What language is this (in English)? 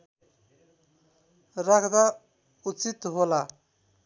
Nepali